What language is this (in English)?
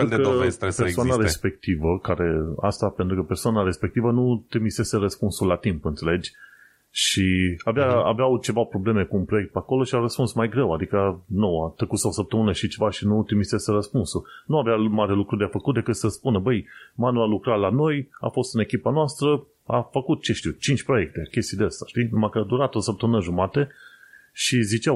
Romanian